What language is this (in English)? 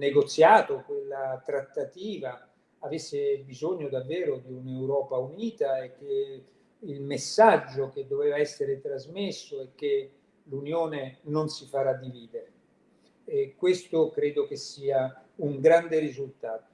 Italian